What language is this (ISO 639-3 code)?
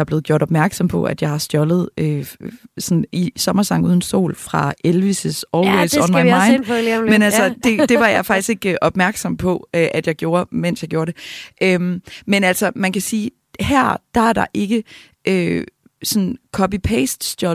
dan